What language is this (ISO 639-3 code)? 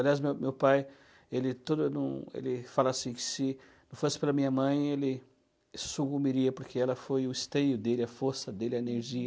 por